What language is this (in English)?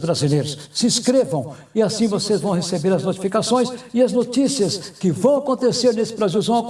Portuguese